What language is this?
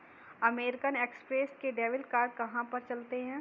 Hindi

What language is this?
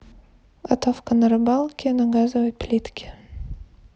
Russian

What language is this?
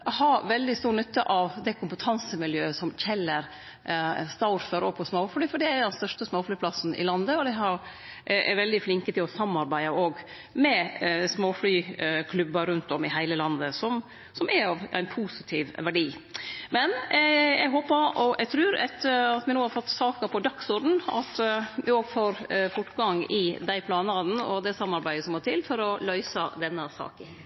Norwegian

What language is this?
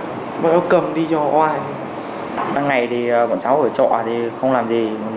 Vietnamese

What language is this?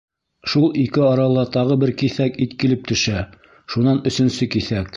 Bashkir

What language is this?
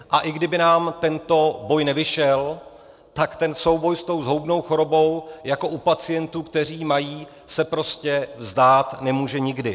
Czech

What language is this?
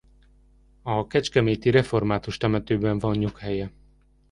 Hungarian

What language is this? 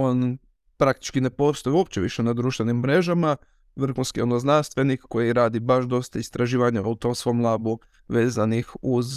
Croatian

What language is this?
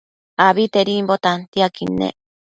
Matsés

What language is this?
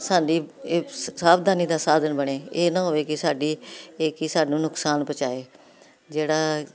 Punjabi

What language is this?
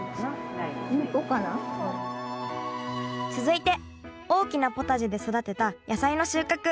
Japanese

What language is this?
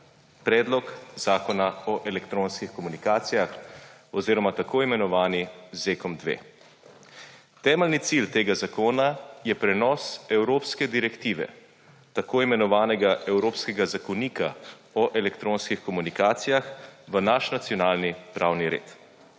Slovenian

